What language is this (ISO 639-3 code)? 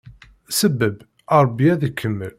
kab